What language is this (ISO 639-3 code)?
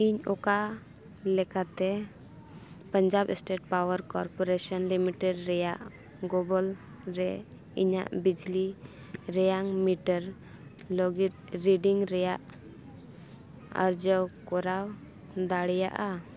sat